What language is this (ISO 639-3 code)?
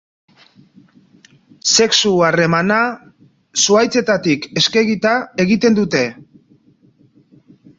eus